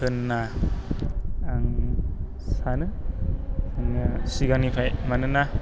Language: Bodo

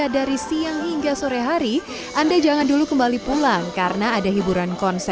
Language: Indonesian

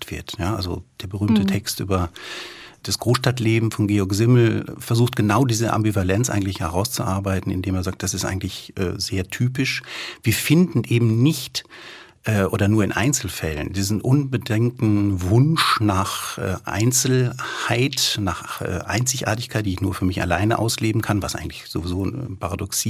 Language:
German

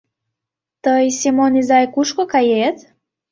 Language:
Mari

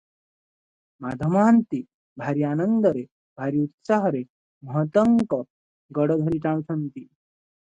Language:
Odia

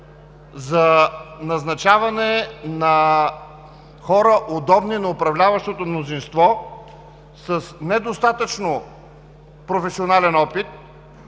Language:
Bulgarian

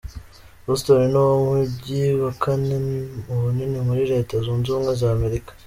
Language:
Kinyarwanda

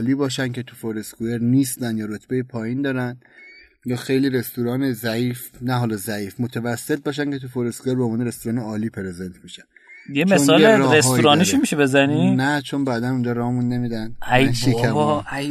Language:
Persian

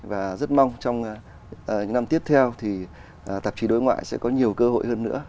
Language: Vietnamese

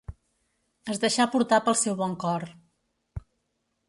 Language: Catalan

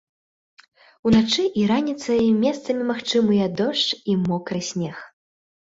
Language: Belarusian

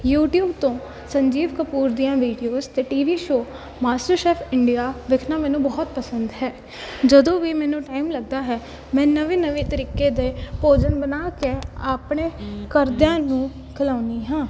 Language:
Punjabi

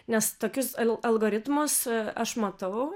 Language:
Lithuanian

